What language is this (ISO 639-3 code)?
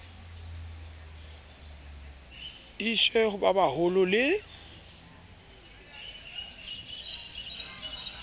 sot